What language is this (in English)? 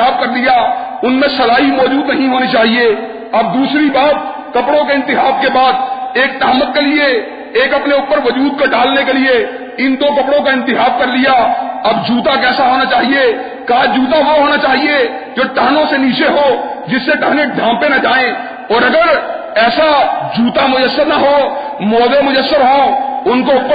Urdu